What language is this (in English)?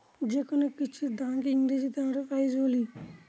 Bangla